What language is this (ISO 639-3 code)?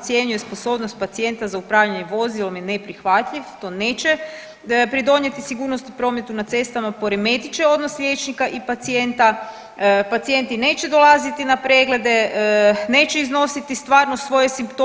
hrv